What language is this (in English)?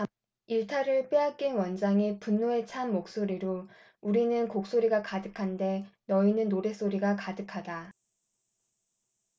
Korean